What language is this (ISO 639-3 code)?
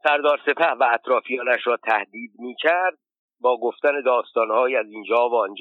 fas